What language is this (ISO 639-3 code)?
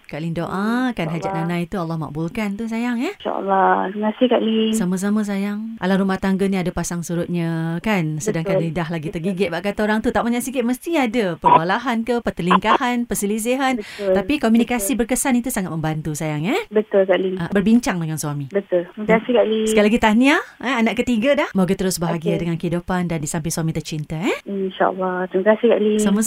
msa